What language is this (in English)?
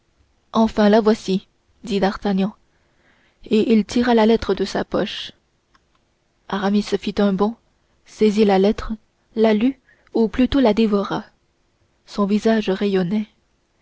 French